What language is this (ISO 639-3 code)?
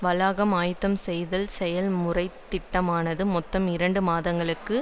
tam